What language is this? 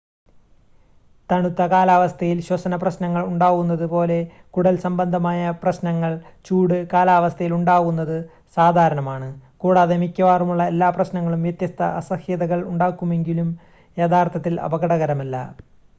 Malayalam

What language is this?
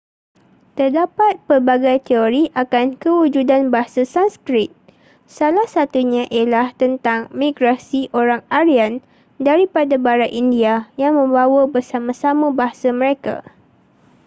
Malay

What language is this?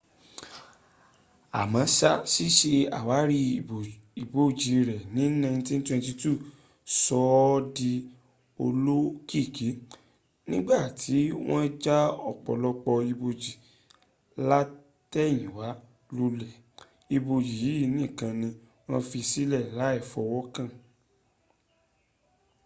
Yoruba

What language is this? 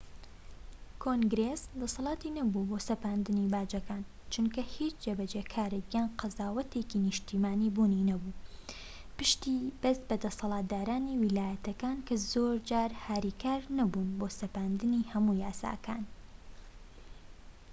Central Kurdish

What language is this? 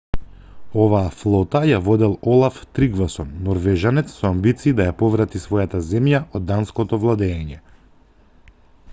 Macedonian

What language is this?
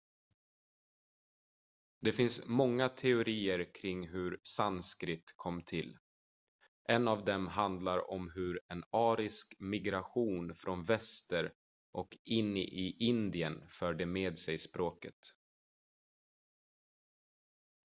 Swedish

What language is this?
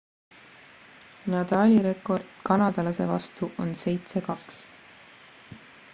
Estonian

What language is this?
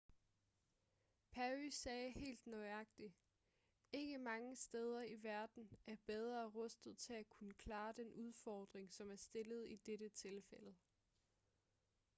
Danish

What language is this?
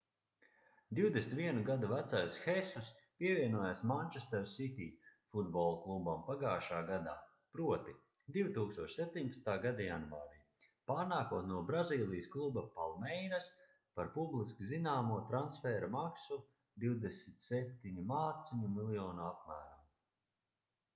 Latvian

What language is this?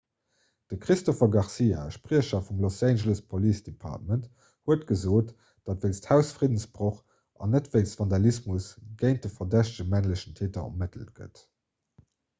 Luxembourgish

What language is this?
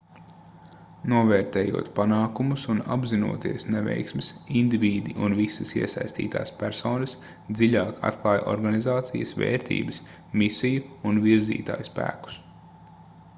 Latvian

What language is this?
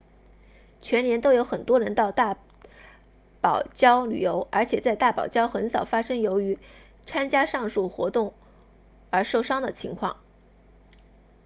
Chinese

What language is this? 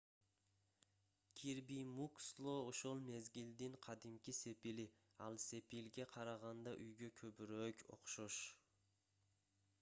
Kyrgyz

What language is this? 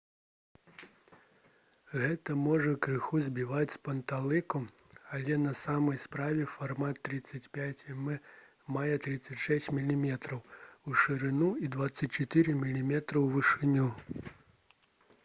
Belarusian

